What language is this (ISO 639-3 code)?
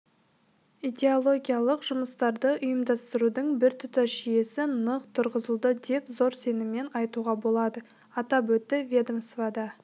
kaz